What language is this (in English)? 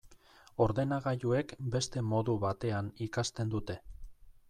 Basque